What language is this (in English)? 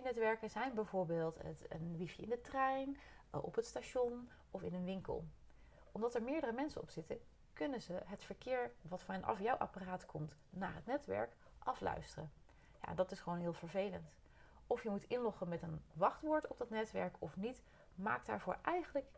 Dutch